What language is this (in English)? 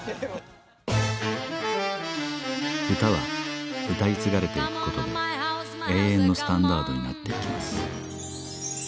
Japanese